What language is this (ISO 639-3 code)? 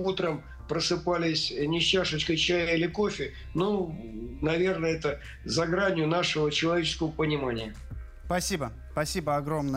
rus